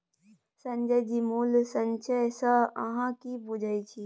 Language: Maithili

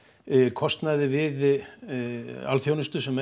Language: Icelandic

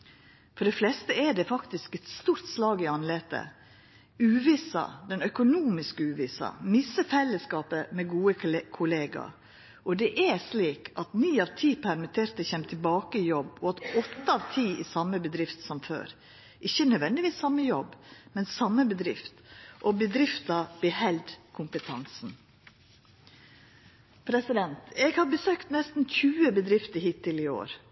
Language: Norwegian Nynorsk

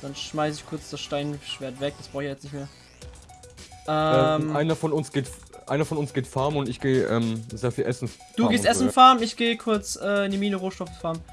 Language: German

